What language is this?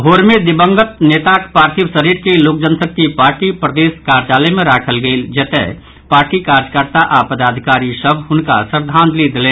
Maithili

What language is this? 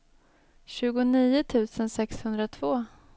Swedish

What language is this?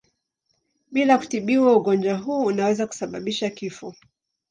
Swahili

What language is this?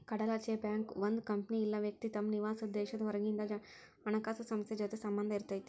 Kannada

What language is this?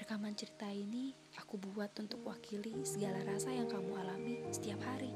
Indonesian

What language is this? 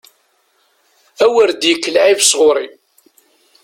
Kabyle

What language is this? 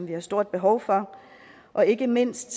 Danish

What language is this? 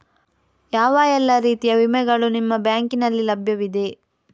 Kannada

